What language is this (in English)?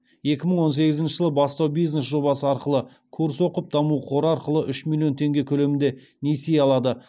Kazakh